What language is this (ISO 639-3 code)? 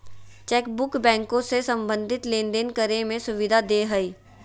mag